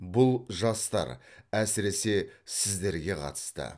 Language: Kazakh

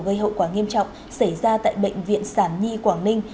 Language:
Vietnamese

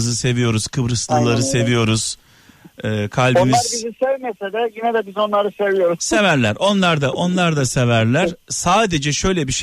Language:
Turkish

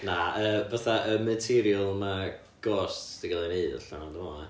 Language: Welsh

